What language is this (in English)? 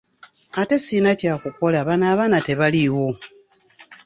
Ganda